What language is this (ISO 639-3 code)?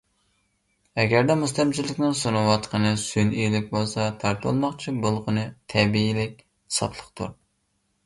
uig